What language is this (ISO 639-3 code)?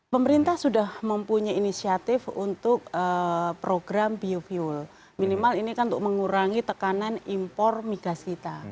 ind